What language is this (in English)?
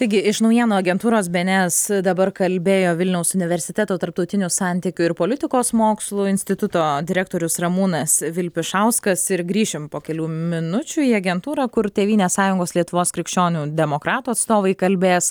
Lithuanian